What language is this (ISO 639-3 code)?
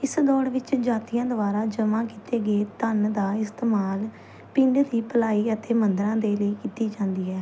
pan